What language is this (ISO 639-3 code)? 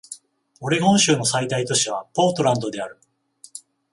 jpn